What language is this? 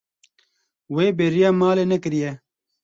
Kurdish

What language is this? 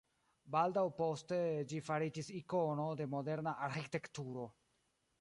Esperanto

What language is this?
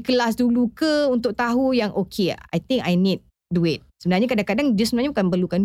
Malay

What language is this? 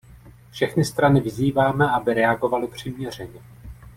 Czech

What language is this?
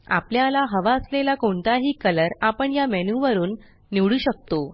Marathi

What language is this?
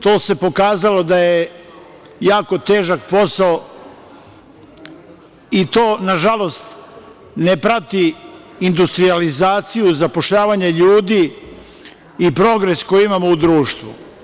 Serbian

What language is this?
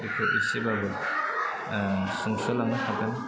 Bodo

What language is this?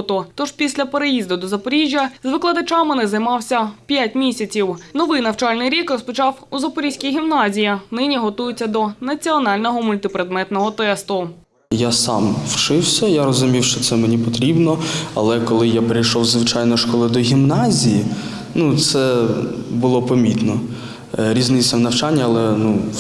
Ukrainian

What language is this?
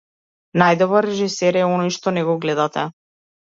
Macedonian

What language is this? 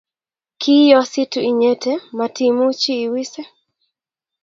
Kalenjin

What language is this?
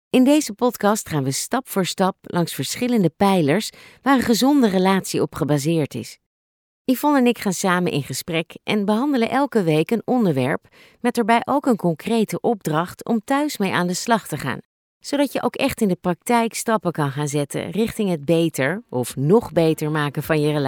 Dutch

